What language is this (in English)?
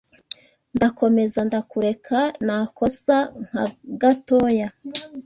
Kinyarwanda